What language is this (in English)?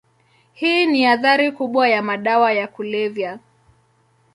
Swahili